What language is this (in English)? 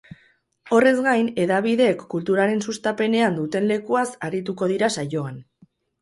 Basque